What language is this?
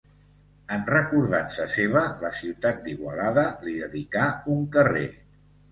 Catalan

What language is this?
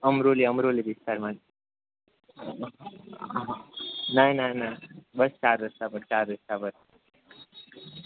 Gujarati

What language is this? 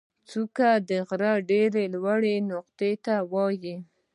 Pashto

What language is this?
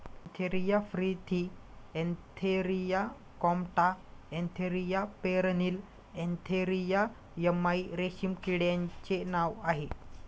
Marathi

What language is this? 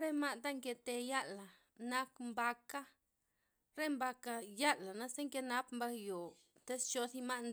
Loxicha Zapotec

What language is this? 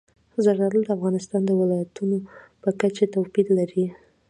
Pashto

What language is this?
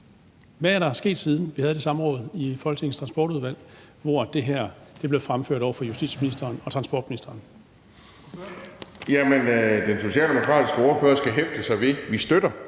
Danish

